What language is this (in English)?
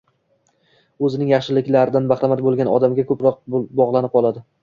Uzbek